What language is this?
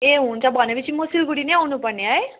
Nepali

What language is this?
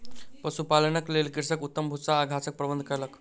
Maithili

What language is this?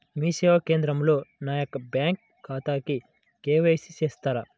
Telugu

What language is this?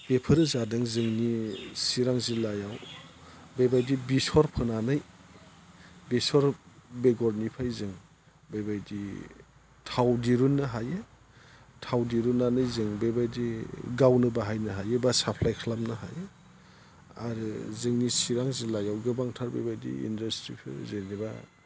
Bodo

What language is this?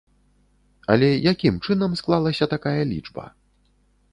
Belarusian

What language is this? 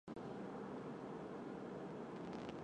Chinese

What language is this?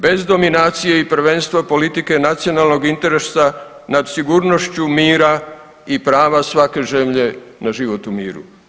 Croatian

